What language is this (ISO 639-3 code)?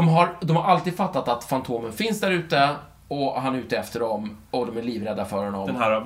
swe